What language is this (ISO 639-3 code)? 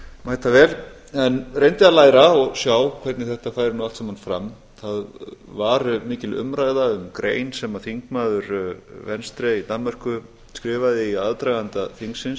isl